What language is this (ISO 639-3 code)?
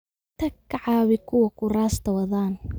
som